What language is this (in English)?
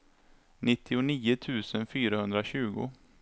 Swedish